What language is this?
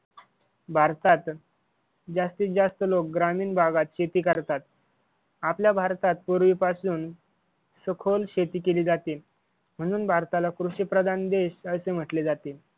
Marathi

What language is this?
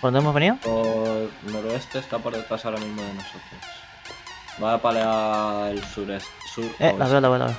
Spanish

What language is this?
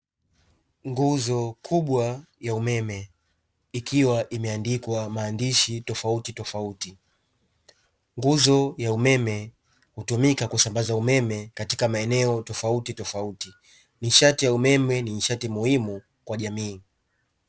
Swahili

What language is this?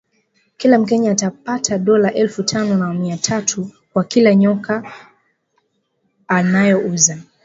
Swahili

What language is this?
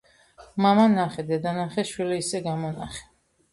Georgian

